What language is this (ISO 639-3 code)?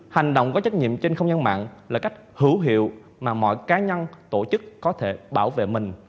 vie